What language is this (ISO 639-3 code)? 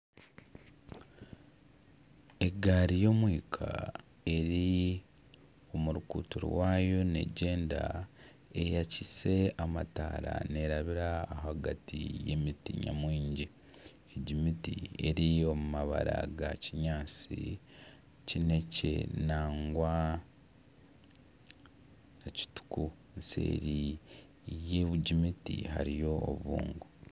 nyn